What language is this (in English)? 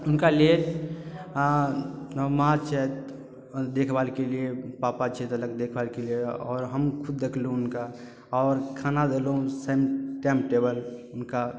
Maithili